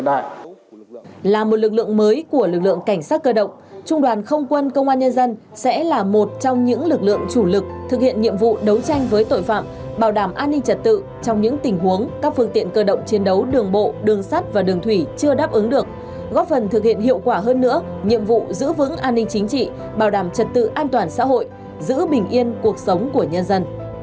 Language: Vietnamese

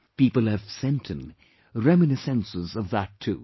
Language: English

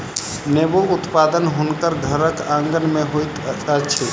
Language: Maithili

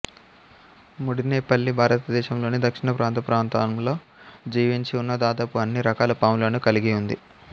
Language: Telugu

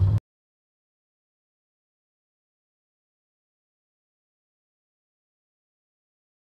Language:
Arabic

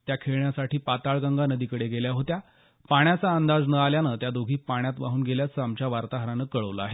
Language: Marathi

